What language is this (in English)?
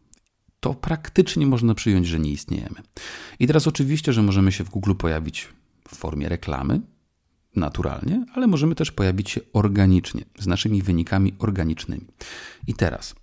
Polish